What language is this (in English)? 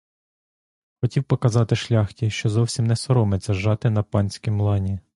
Ukrainian